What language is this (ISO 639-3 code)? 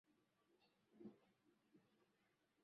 swa